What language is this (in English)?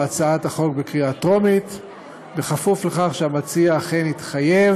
Hebrew